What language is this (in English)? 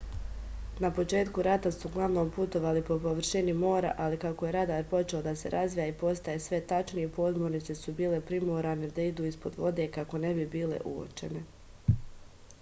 Serbian